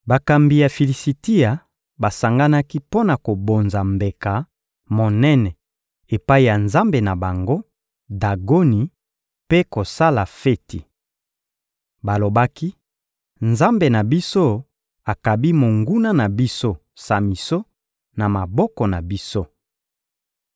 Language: Lingala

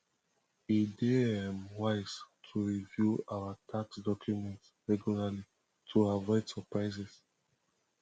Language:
Nigerian Pidgin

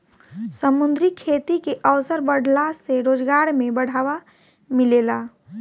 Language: Bhojpuri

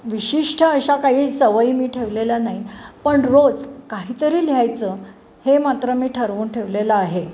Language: Marathi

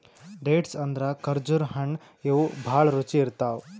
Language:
Kannada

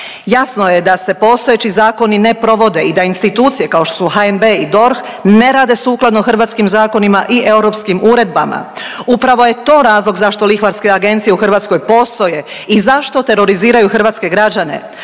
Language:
Croatian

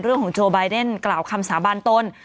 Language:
Thai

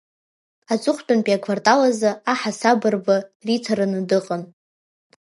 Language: Abkhazian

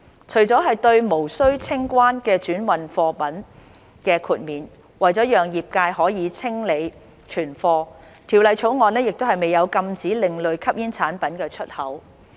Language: Cantonese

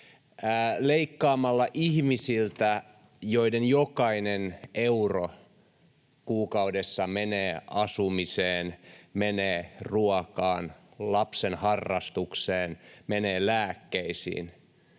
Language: Finnish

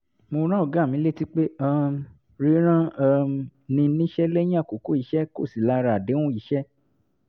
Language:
Yoruba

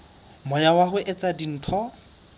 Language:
Southern Sotho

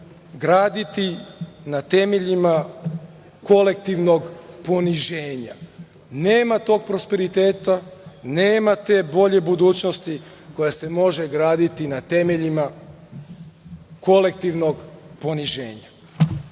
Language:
Serbian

